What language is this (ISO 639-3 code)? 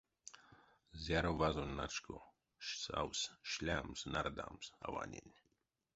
myv